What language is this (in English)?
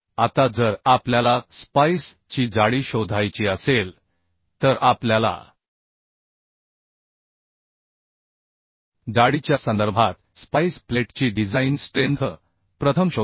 Marathi